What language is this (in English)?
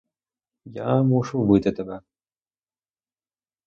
Ukrainian